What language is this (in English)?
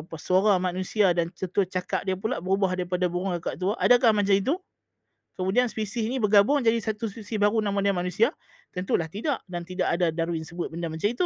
Malay